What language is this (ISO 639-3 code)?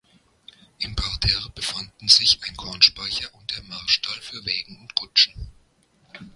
deu